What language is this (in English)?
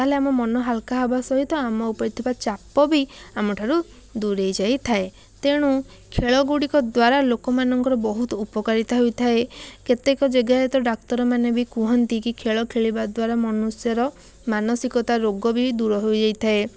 Odia